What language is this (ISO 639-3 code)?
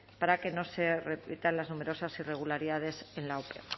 spa